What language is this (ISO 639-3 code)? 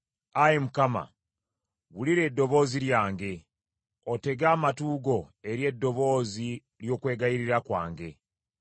lug